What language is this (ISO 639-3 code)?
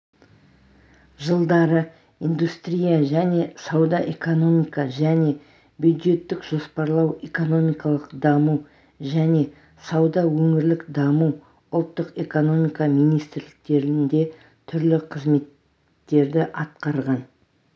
kaz